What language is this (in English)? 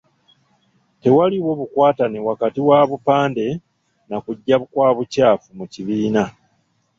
Ganda